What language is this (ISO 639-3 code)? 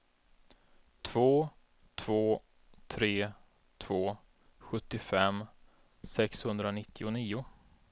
swe